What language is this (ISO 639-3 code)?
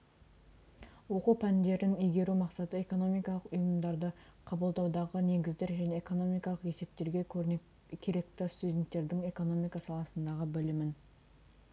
kaz